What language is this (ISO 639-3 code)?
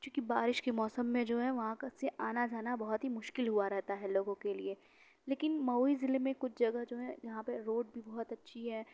urd